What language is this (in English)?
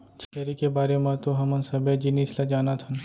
Chhattisgarhi